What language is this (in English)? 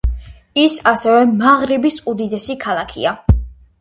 Georgian